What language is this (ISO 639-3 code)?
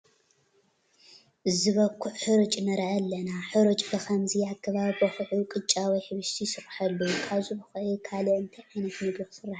tir